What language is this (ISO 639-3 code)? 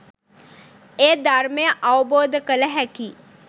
sin